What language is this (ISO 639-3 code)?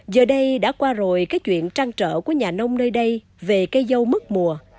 vie